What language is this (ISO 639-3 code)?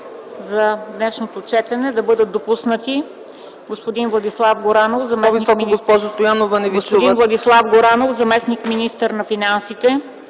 bul